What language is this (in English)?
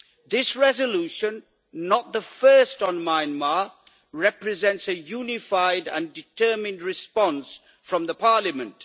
English